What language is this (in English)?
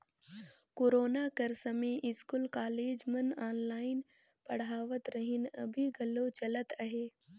Chhattisgarhi